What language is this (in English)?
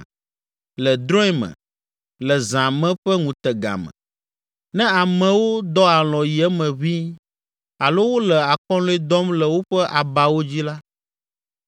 Ewe